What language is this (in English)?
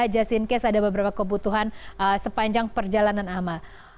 Indonesian